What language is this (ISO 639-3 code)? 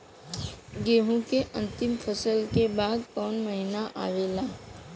bho